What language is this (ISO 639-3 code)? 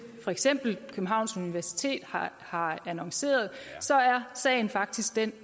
dan